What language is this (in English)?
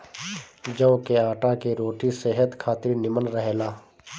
Bhojpuri